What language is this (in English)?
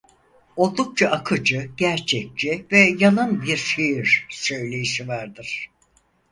Turkish